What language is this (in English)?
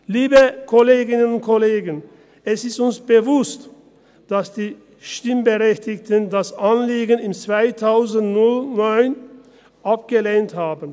Swiss German